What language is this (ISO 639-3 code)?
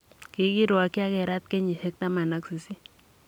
kln